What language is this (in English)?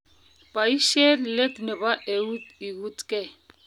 Kalenjin